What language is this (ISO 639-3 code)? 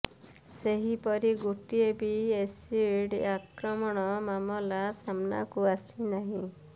ori